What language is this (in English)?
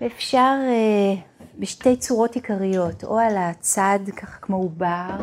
Hebrew